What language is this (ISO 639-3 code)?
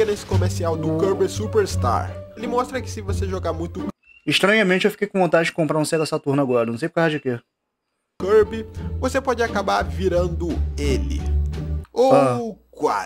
por